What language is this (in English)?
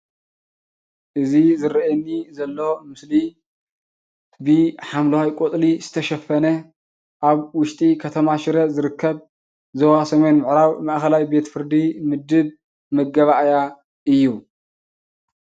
Tigrinya